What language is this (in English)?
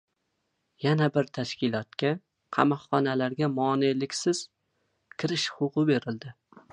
Uzbek